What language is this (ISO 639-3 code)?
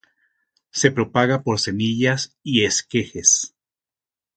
spa